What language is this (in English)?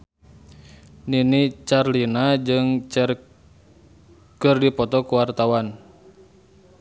Sundanese